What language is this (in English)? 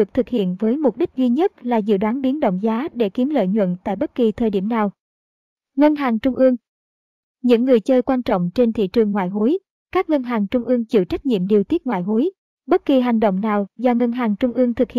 Vietnamese